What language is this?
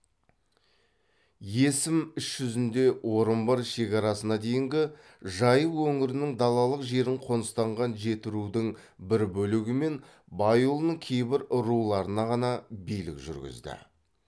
Kazakh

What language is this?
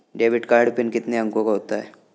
Hindi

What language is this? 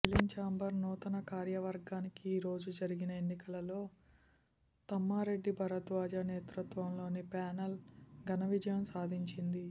Telugu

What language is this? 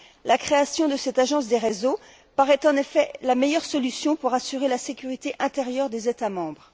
French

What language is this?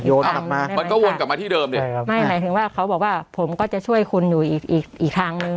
Thai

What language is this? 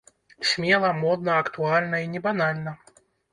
Belarusian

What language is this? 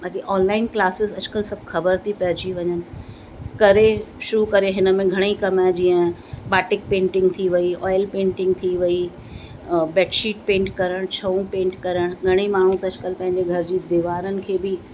Sindhi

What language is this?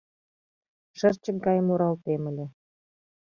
Mari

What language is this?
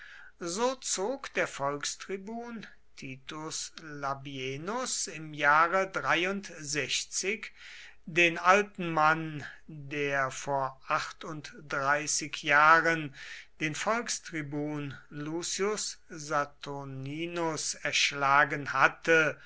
German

